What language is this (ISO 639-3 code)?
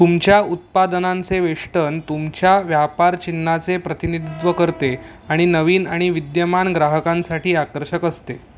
mar